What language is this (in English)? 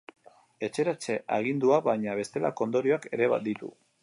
Basque